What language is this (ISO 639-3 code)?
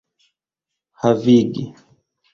epo